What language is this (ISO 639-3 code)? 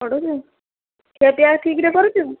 ori